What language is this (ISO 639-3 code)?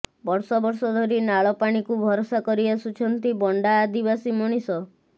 ori